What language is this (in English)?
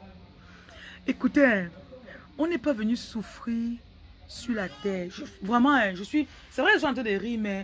French